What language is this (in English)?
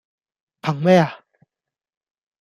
Cantonese